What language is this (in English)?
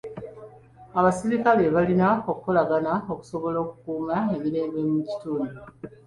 Ganda